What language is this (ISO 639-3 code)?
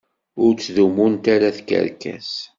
kab